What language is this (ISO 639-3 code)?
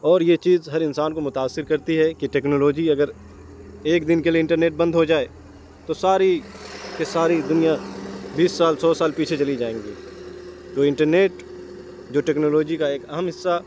urd